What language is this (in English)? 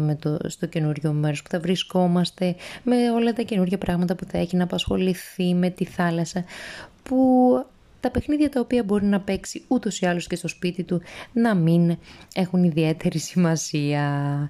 Greek